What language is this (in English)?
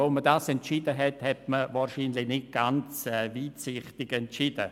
Swiss German